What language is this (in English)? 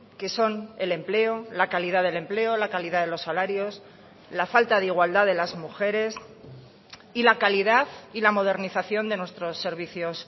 Spanish